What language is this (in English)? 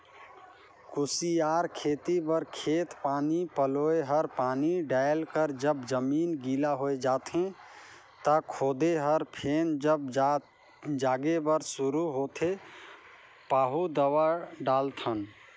Chhattisgarhi